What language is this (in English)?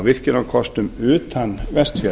Icelandic